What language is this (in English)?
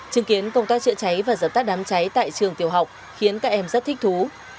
Vietnamese